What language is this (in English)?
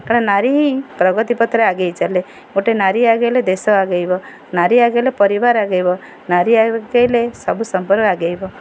Odia